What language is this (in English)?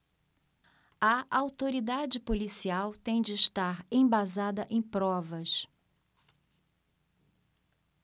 Portuguese